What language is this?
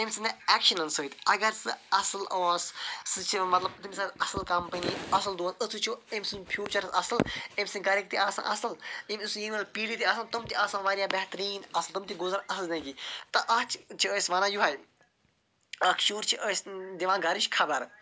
Kashmiri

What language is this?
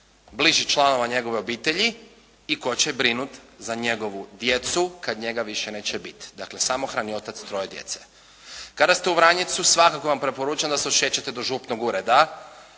Croatian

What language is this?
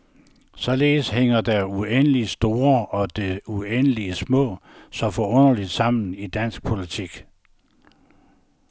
Danish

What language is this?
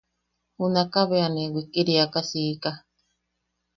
Yaqui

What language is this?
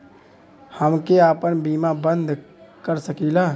Bhojpuri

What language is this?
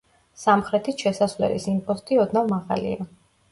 Georgian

